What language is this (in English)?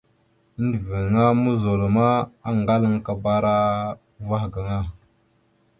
Mada (Cameroon)